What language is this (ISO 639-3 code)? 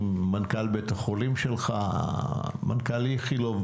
heb